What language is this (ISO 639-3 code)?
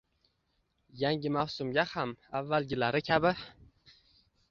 uzb